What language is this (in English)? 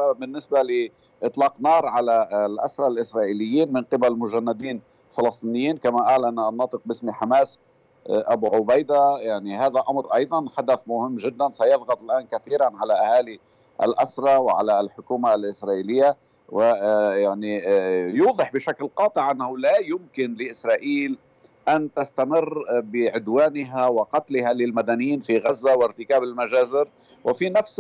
Arabic